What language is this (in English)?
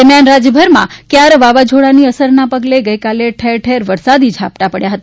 Gujarati